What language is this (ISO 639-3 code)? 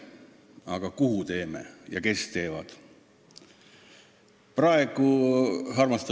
est